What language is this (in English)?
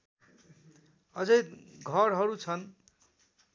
Nepali